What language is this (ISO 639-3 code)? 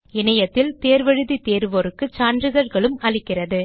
tam